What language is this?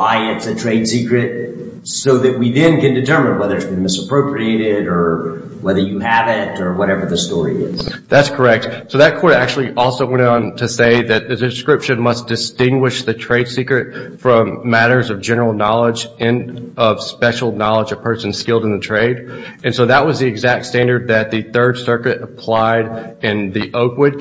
English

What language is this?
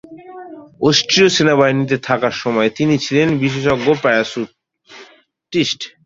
Bangla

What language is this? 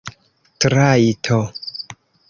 Esperanto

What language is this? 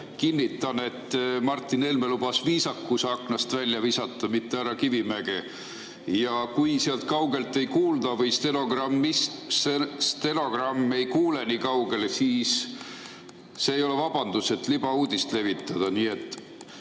Estonian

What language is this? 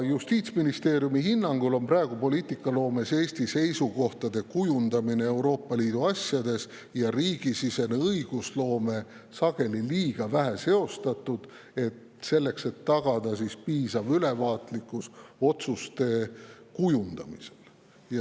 Estonian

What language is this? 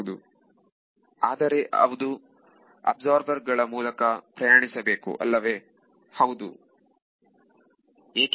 Kannada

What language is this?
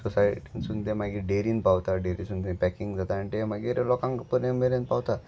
Konkani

